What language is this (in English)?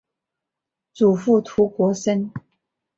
Chinese